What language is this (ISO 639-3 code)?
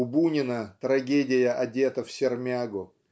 rus